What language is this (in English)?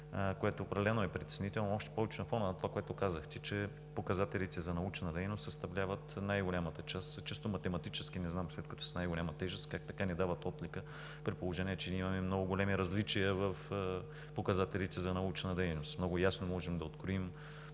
Bulgarian